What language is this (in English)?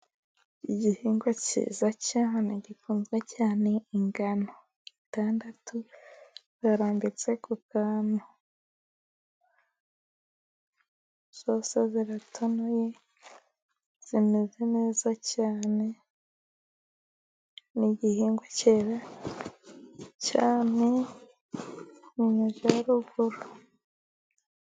Kinyarwanda